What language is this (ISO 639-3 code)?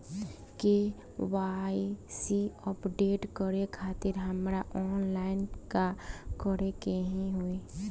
bho